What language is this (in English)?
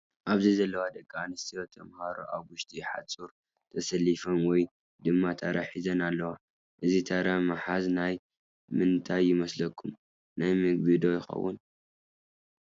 Tigrinya